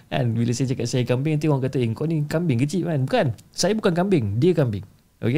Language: Malay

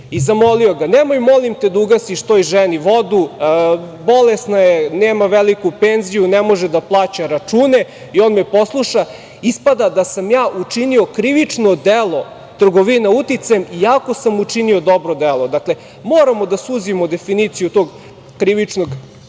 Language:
Serbian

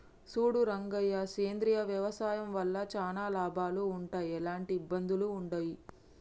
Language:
Telugu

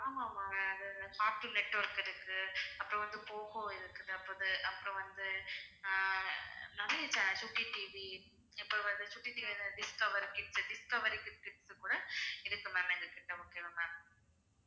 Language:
Tamil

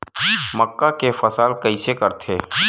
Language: Chhattisgarhi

